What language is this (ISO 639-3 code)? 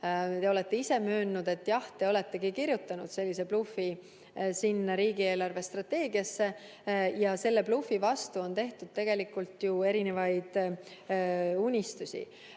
est